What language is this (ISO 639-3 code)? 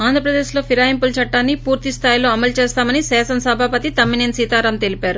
tel